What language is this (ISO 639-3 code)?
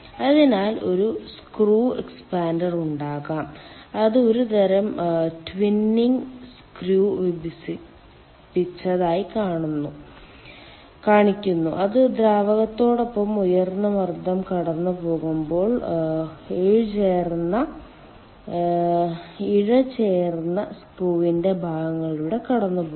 mal